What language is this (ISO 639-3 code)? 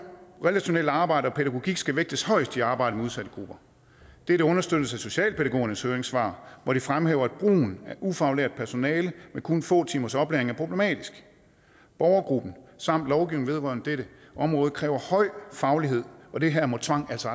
dan